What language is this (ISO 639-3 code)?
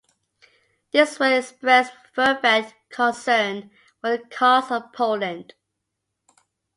eng